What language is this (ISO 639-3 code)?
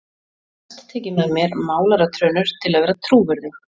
isl